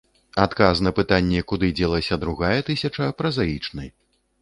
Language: Belarusian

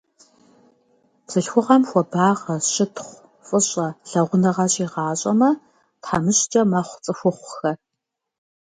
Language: Kabardian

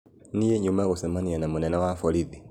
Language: Kikuyu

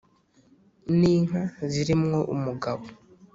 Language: Kinyarwanda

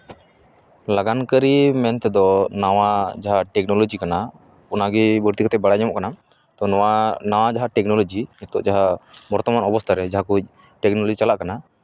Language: Santali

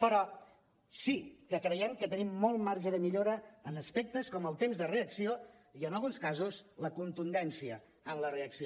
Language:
Catalan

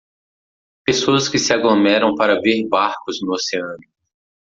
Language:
Portuguese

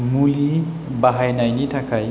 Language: Bodo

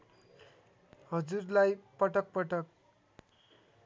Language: Nepali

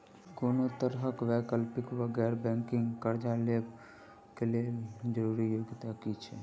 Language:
Maithili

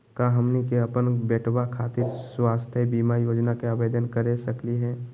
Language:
Magahi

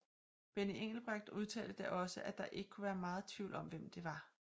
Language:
Danish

